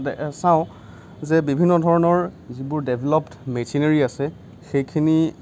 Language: Assamese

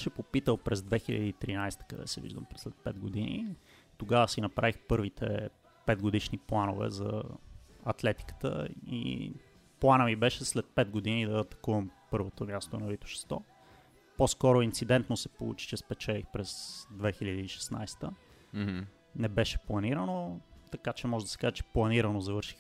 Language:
Bulgarian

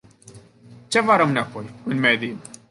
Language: Romanian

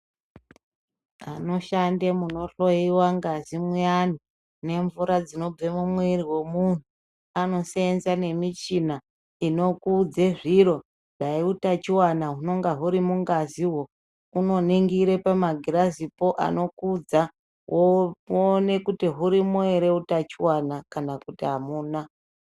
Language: Ndau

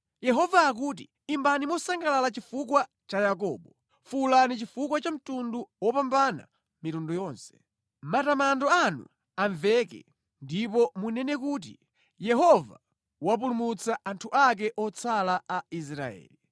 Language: Nyanja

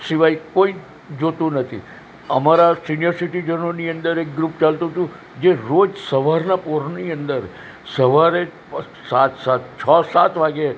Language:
Gujarati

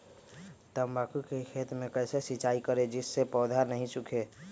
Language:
Magahi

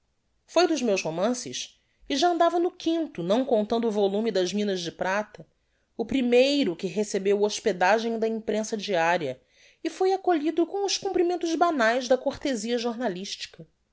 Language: Portuguese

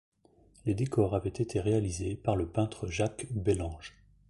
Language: French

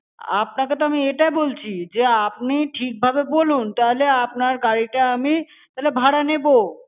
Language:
Bangla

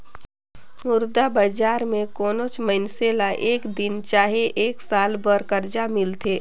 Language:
Chhattisgarhi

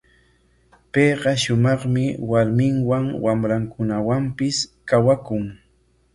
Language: Corongo Ancash Quechua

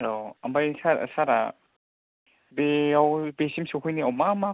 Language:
Bodo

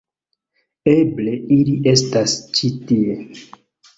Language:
Esperanto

